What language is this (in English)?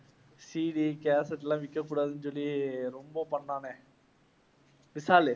Tamil